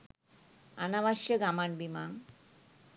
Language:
Sinhala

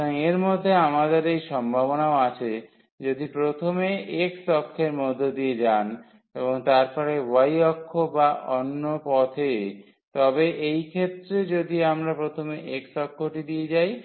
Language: Bangla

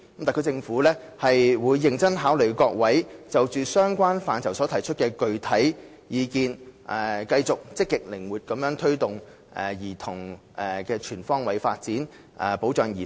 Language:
Cantonese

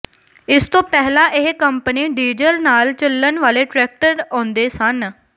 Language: Punjabi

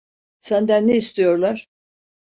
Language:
Turkish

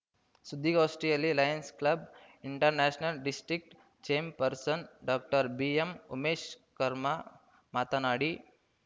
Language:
Kannada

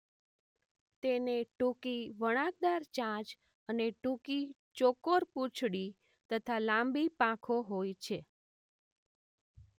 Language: Gujarati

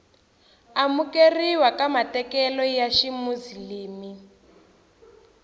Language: Tsonga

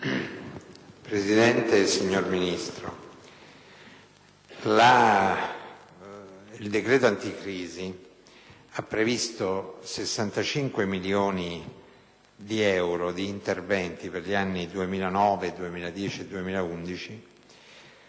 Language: Italian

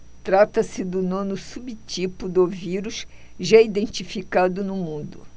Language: Portuguese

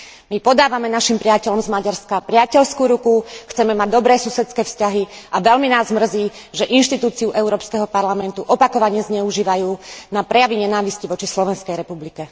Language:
Slovak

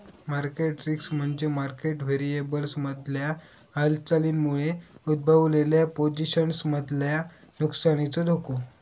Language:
Marathi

